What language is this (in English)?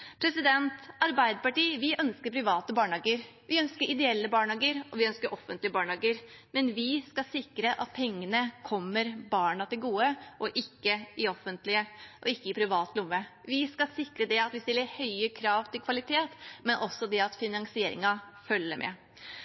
Norwegian Bokmål